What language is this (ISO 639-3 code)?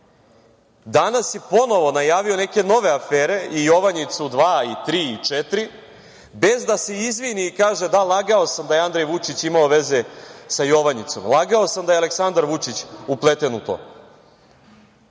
srp